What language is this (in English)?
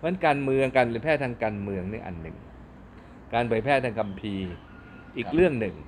Thai